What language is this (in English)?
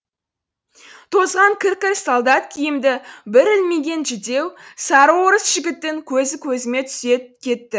Kazakh